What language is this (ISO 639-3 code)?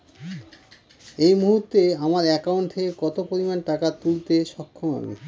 ben